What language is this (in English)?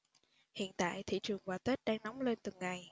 Vietnamese